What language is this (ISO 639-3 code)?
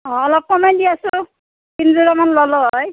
asm